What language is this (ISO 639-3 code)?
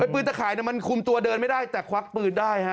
tha